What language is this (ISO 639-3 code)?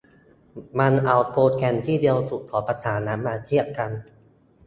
tha